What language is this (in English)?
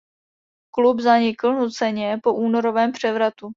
Czech